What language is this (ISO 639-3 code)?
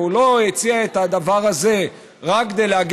heb